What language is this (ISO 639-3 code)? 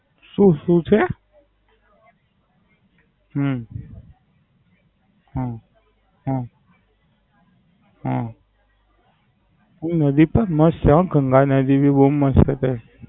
guj